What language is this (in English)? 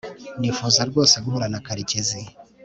Kinyarwanda